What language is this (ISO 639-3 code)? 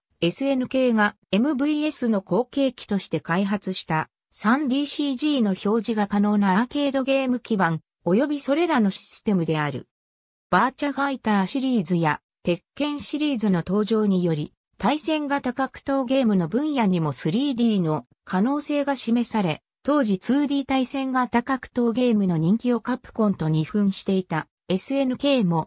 jpn